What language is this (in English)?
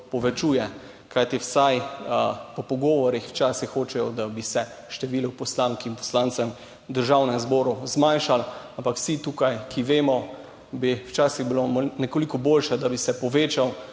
Slovenian